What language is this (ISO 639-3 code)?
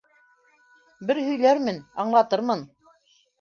bak